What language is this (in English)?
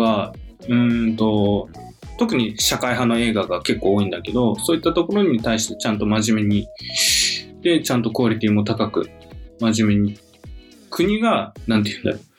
Japanese